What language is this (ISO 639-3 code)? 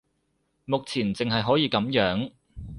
yue